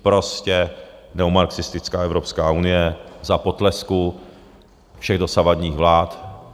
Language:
Czech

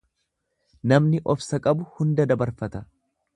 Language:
Oromo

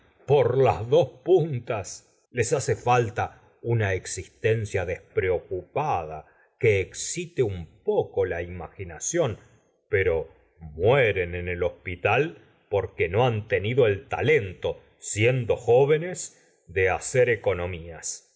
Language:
Spanish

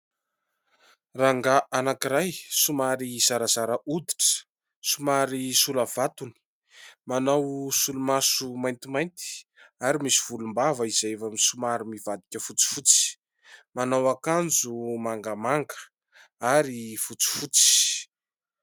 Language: Malagasy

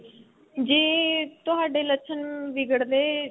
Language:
Punjabi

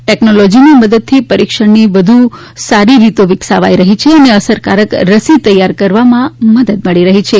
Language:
Gujarati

